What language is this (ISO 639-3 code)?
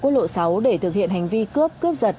vie